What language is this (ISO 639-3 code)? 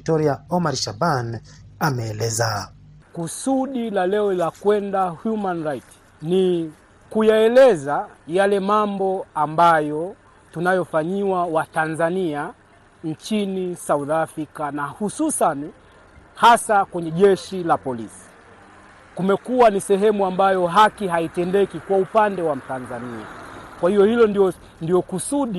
swa